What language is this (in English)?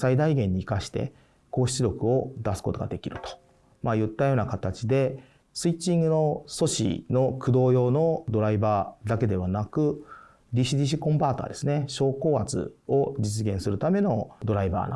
Japanese